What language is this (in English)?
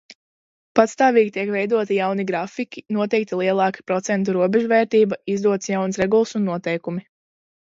Latvian